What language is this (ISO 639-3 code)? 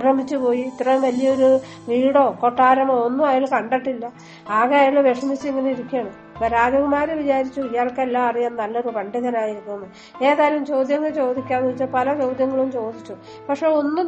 mal